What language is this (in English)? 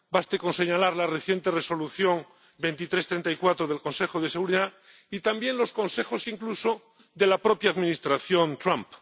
Spanish